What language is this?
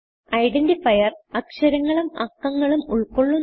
Malayalam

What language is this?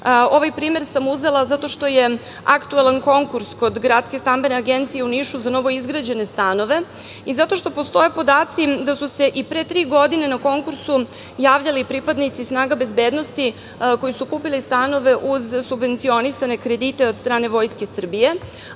Serbian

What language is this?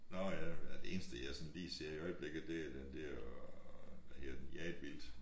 Danish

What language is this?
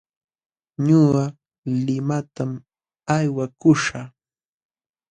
Jauja Wanca Quechua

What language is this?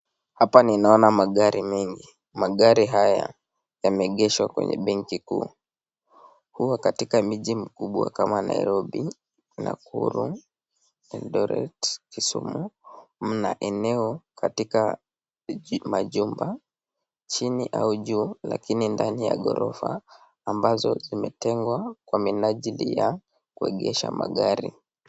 Swahili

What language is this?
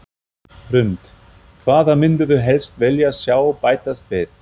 Icelandic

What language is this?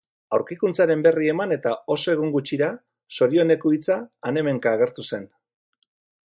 Basque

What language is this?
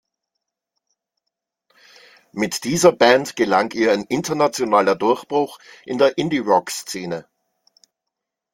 German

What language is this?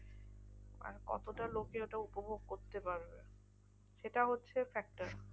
Bangla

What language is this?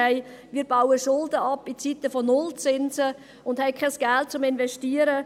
Swiss German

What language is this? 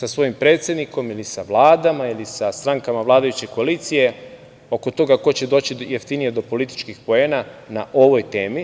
Serbian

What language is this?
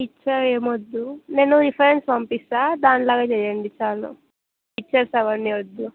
Telugu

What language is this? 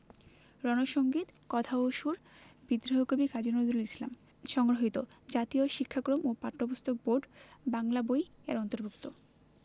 Bangla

